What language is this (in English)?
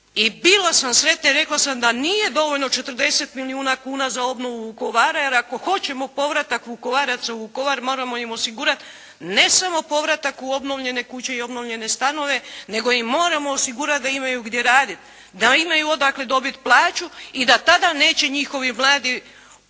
Croatian